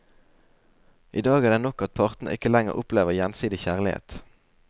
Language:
Norwegian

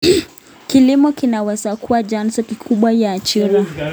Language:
Kalenjin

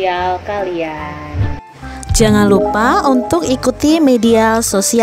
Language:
Indonesian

